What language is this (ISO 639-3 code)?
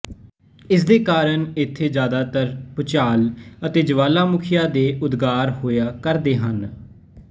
pan